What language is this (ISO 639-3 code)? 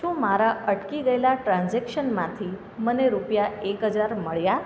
guj